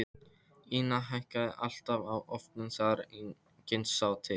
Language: Icelandic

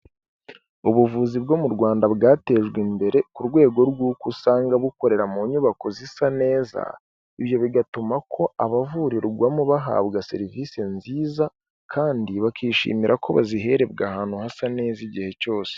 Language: Kinyarwanda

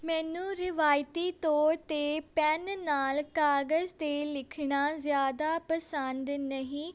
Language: Punjabi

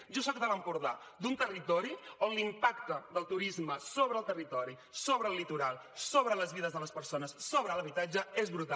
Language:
Catalan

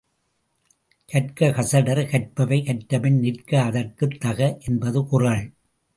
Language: Tamil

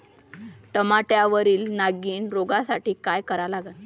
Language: Marathi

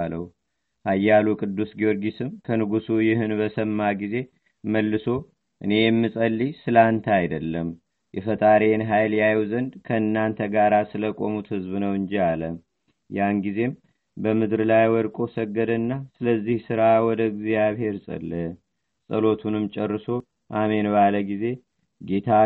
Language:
Amharic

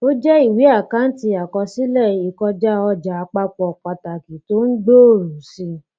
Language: Yoruba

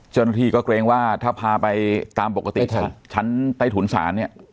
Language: Thai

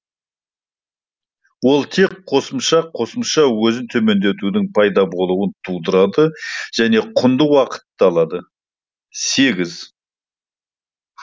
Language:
Kazakh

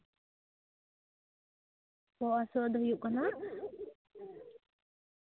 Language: Santali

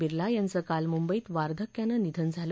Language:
Marathi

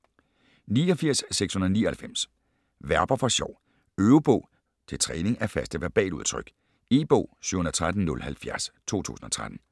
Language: Danish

